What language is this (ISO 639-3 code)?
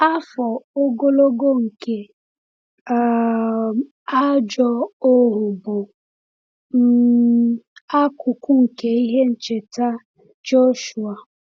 ibo